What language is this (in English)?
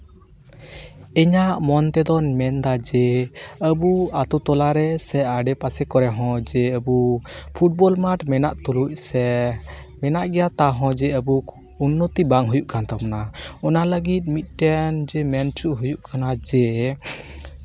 Santali